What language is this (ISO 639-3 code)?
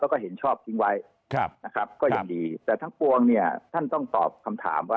tha